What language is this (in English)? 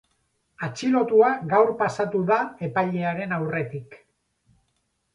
Basque